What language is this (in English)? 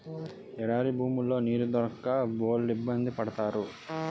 Telugu